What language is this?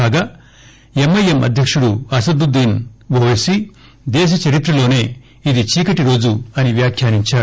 Telugu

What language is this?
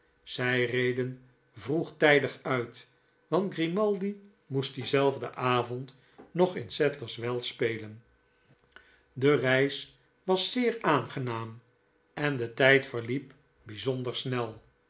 Dutch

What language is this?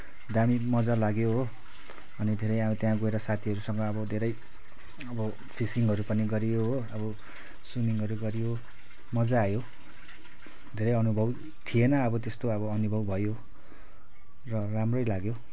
Nepali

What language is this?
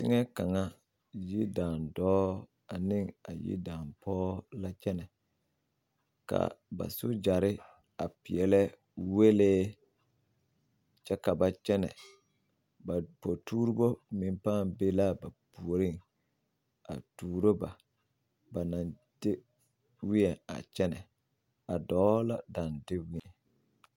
Southern Dagaare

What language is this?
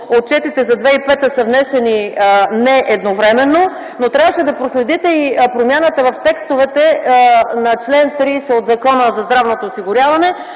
Bulgarian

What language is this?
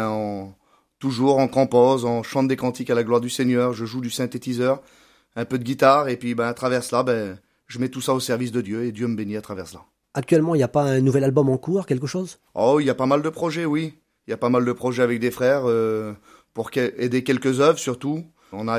French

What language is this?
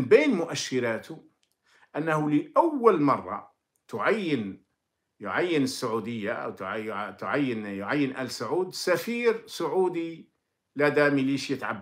Arabic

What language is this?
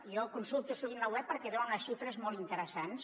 Catalan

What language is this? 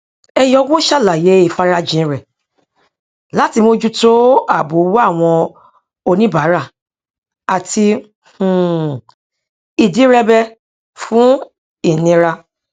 Yoruba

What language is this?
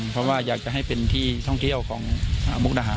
Thai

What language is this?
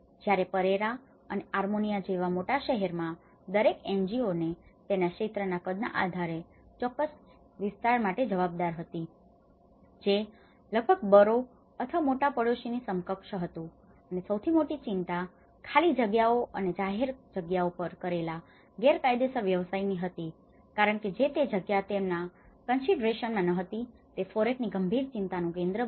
Gujarati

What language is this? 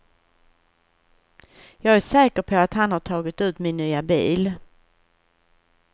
Swedish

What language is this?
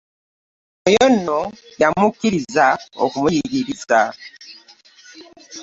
Ganda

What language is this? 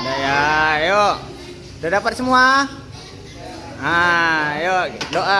Indonesian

